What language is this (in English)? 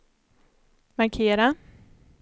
Swedish